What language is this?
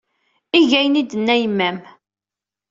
Kabyle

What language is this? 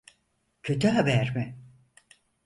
Turkish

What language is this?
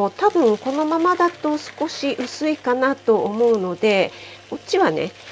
Japanese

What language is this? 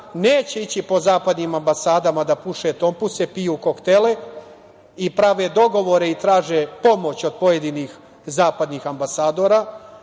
Serbian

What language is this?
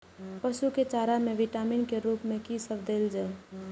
Maithili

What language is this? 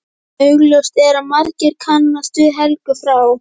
Icelandic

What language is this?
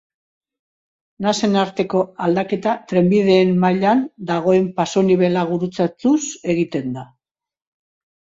Basque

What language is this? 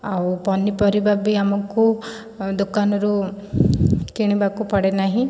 Odia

